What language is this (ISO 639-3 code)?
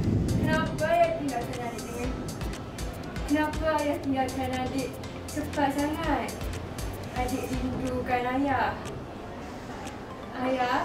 msa